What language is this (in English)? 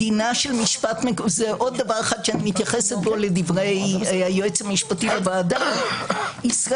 Hebrew